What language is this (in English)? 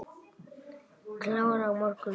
Icelandic